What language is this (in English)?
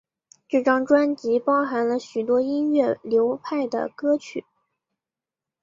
Chinese